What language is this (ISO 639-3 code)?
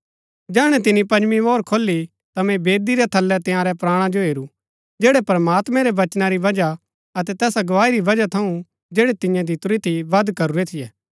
gbk